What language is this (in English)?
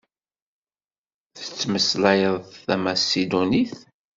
Kabyle